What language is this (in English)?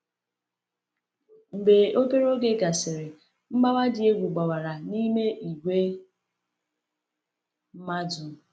Igbo